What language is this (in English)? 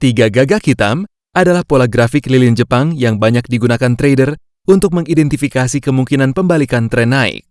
Indonesian